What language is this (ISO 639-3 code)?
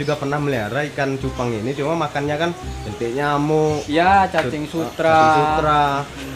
ind